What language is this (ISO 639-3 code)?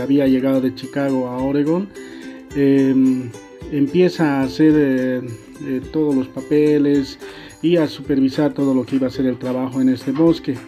spa